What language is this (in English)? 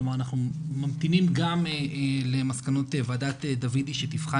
Hebrew